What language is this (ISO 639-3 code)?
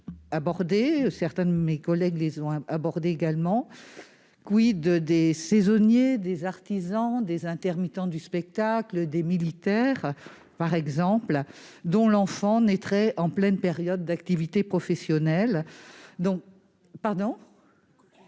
fra